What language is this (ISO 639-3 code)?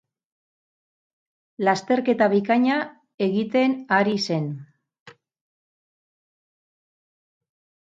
eus